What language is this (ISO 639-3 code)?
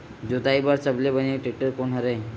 hne